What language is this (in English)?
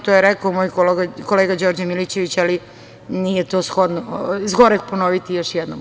Serbian